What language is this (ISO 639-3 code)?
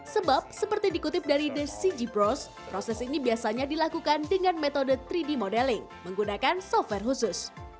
ind